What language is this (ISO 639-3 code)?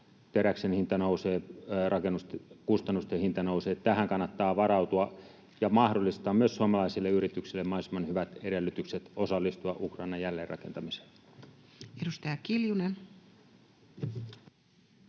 fin